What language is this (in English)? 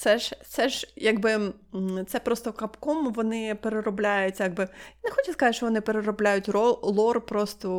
Ukrainian